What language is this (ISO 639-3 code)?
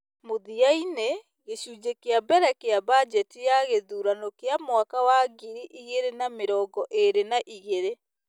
kik